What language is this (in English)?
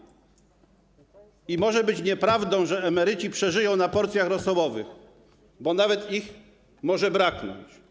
Polish